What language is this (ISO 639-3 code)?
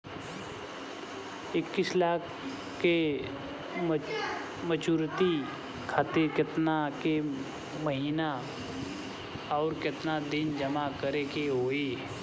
bho